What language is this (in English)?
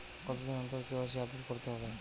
Bangla